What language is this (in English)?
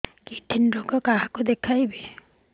Odia